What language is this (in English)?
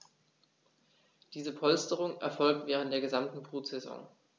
German